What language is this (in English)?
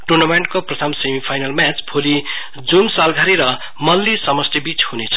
Nepali